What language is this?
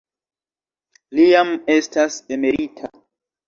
Esperanto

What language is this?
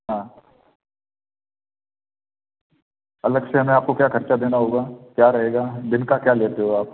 Hindi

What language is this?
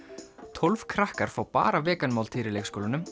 Icelandic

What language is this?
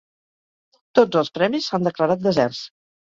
Catalan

